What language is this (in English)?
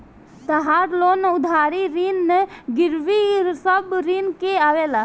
Bhojpuri